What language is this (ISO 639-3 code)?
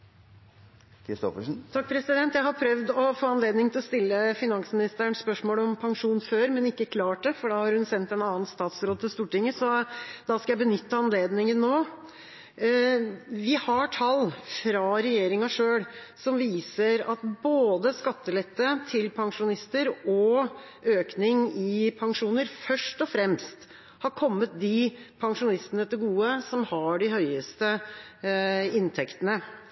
nor